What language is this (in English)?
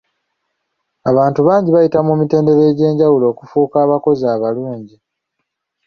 Ganda